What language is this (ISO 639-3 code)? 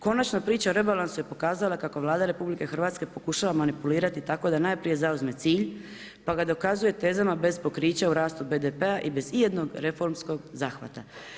hrv